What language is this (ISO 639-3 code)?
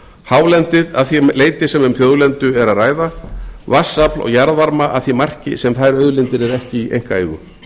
isl